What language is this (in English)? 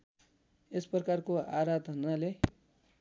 Nepali